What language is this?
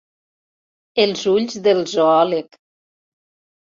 Catalan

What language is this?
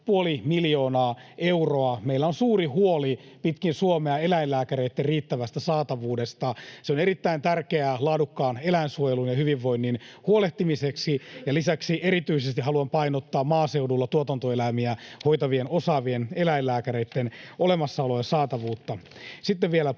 Finnish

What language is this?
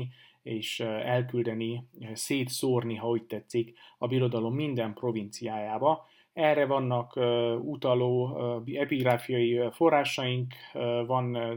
Hungarian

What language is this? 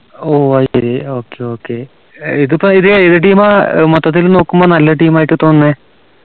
Malayalam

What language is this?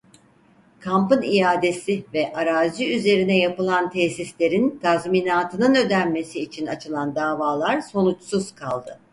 Turkish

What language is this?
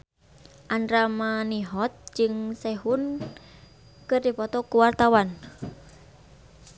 Sundanese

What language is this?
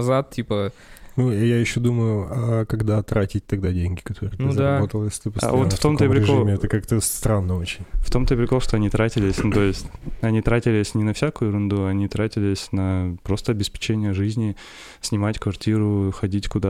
Russian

